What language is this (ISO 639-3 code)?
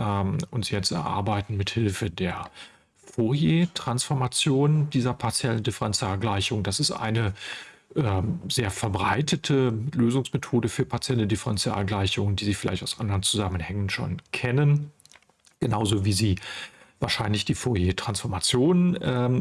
deu